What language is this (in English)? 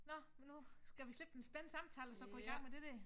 Danish